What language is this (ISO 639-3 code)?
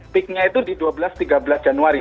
ind